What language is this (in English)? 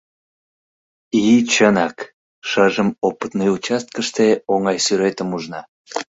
Mari